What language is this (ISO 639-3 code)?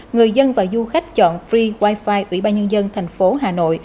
vie